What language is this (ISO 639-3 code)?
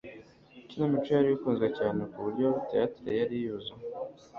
kin